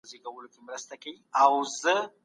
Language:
Pashto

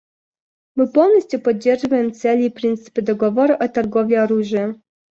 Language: Russian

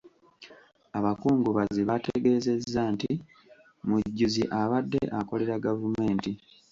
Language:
Ganda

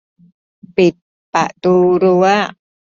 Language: Thai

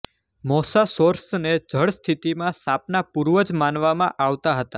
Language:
Gujarati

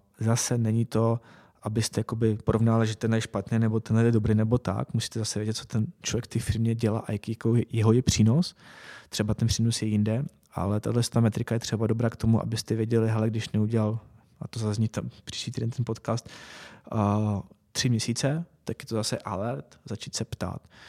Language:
Czech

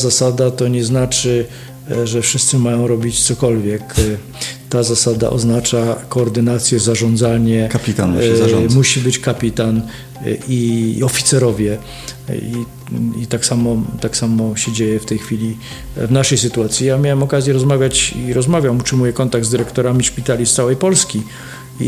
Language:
Polish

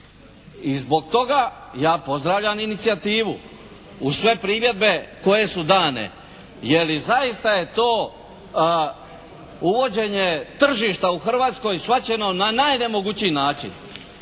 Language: Croatian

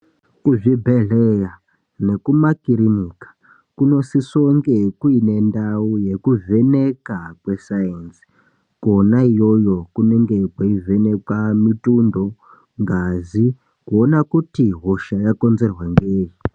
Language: Ndau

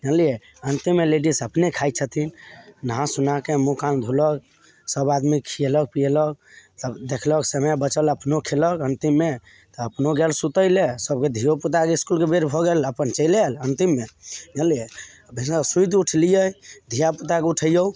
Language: Maithili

